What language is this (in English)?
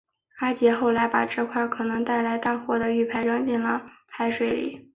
Chinese